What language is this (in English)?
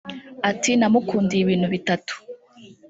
Kinyarwanda